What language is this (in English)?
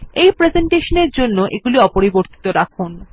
Bangla